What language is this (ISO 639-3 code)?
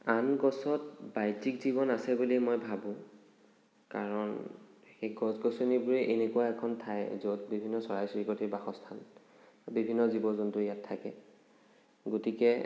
asm